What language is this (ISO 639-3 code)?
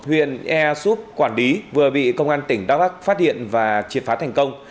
vie